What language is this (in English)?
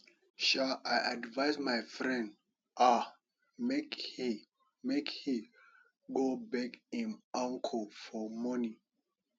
Nigerian Pidgin